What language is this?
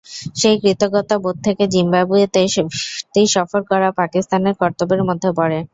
Bangla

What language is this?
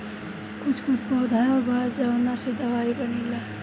Bhojpuri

